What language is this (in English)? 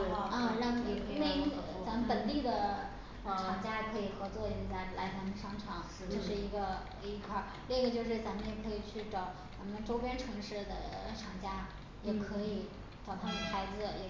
Chinese